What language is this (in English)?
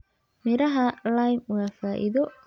Somali